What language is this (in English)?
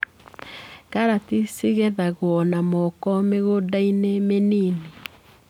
Kikuyu